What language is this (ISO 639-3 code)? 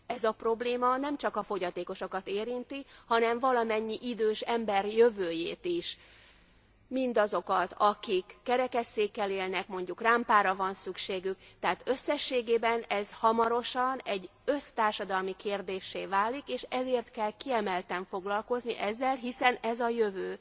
hun